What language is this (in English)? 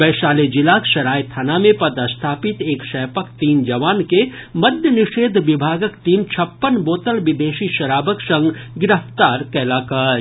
Maithili